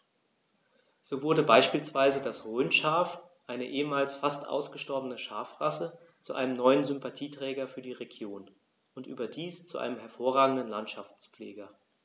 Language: German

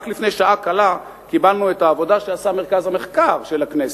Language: Hebrew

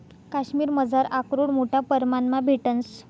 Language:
Marathi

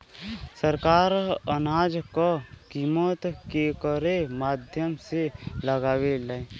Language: Bhojpuri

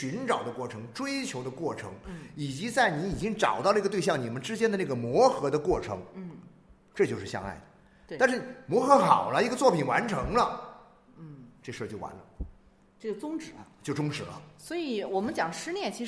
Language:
Chinese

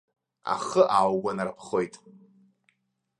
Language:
Abkhazian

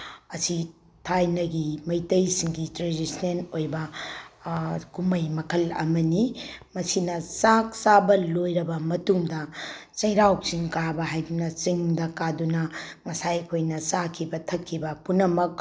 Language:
Manipuri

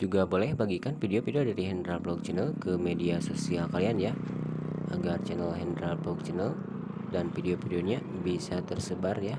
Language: Indonesian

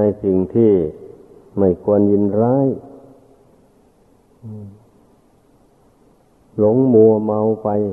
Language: Thai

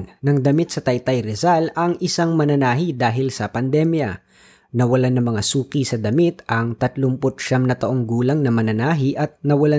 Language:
Filipino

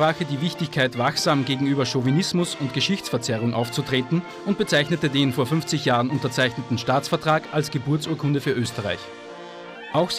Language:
German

